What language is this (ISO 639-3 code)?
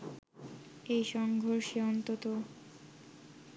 ben